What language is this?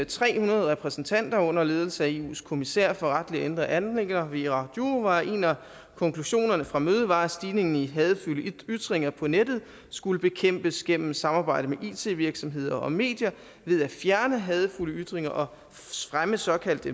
Danish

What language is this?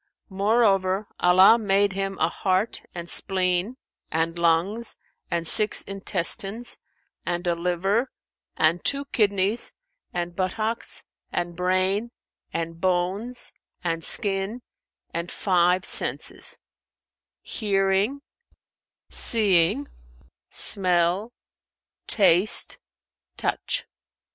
English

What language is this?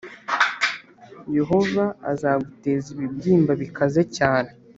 Kinyarwanda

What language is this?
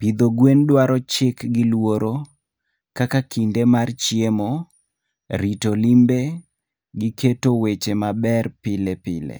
Luo (Kenya and Tanzania)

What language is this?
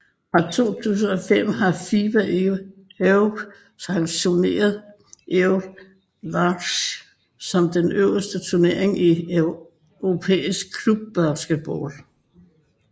Danish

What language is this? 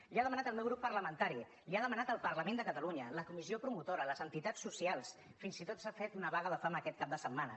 Catalan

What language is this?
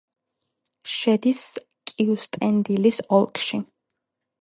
Georgian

